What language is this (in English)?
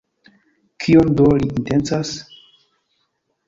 Esperanto